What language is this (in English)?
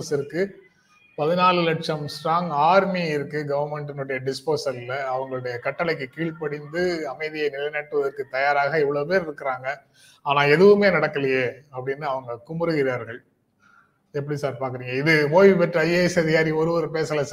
Tamil